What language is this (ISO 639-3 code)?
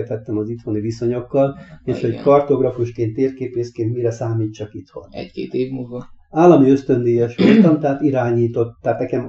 hun